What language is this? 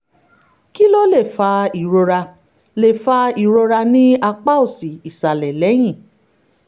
Yoruba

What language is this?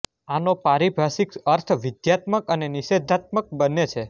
Gujarati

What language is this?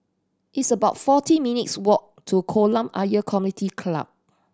English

